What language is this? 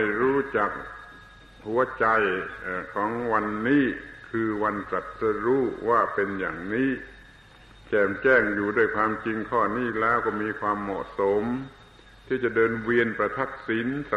Thai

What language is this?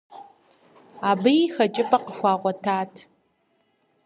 Kabardian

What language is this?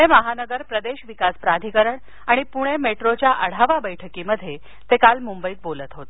Marathi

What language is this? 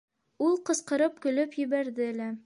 Bashkir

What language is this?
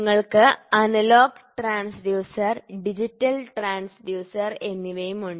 Malayalam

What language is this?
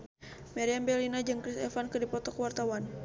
Sundanese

